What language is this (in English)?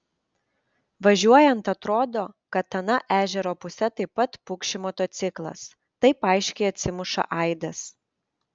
Lithuanian